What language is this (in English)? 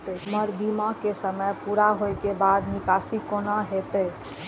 Maithili